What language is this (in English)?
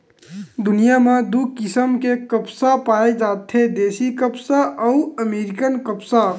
Chhattisgarhi